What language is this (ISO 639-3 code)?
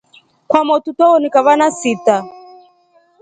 rof